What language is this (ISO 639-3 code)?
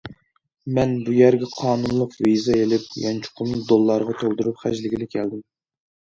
uig